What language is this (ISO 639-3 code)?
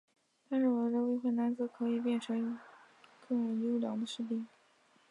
zho